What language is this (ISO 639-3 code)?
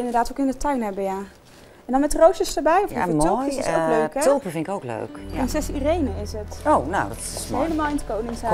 nld